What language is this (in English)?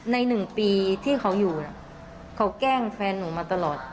Thai